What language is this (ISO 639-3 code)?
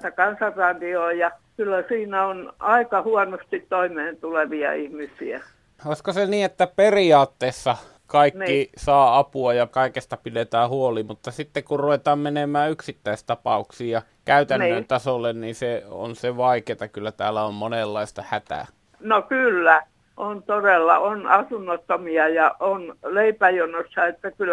fin